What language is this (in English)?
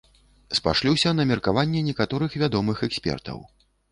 Belarusian